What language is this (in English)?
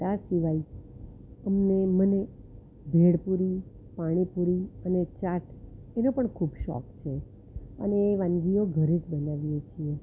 Gujarati